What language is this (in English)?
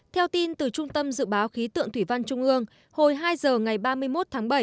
Vietnamese